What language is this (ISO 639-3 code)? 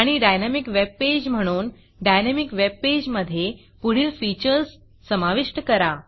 mar